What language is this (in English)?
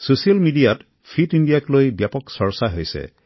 Assamese